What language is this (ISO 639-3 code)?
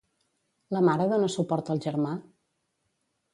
cat